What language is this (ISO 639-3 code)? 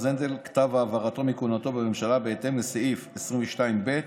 heb